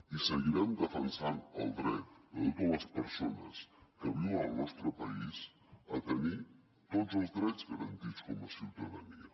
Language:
Catalan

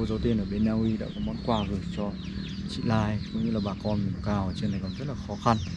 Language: Vietnamese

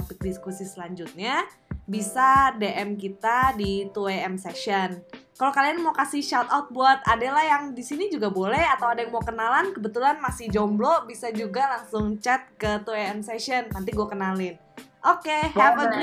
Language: Indonesian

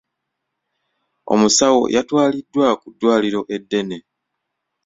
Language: Ganda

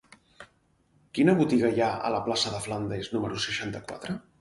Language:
Catalan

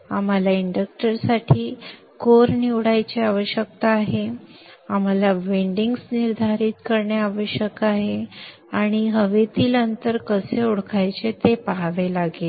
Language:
Marathi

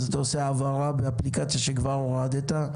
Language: Hebrew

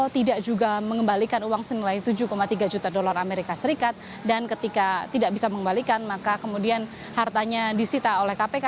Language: Indonesian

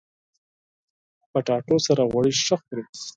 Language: Pashto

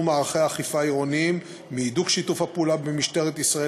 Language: Hebrew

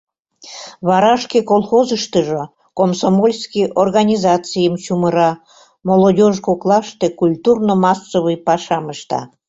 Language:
Mari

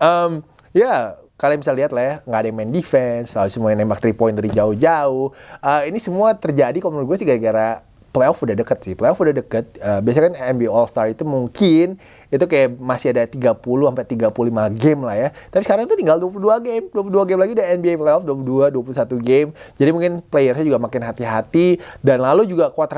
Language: Indonesian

